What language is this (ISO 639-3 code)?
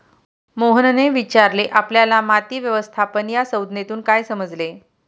mar